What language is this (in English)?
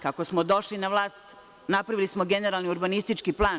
Serbian